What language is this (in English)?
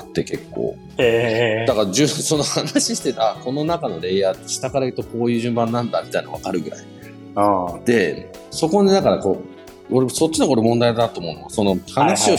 Japanese